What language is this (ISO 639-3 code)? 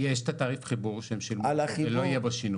heb